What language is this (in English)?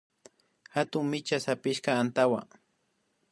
Imbabura Highland Quichua